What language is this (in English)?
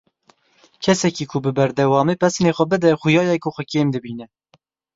Kurdish